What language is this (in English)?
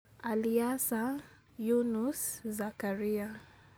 Luo (Kenya and Tanzania)